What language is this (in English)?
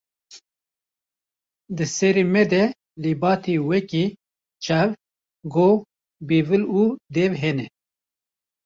Kurdish